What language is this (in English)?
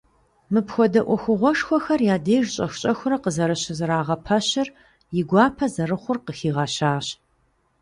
Kabardian